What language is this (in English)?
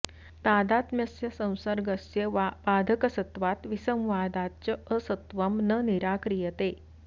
Sanskrit